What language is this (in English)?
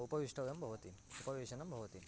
Sanskrit